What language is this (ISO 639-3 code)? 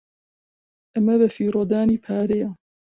ckb